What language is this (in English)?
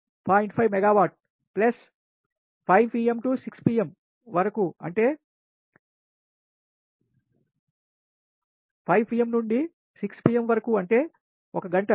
Telugu